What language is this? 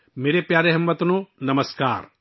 Urdu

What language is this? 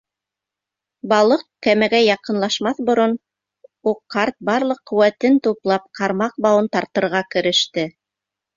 Bashkir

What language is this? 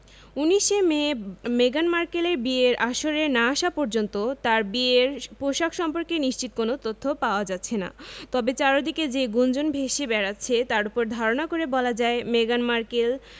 Bangla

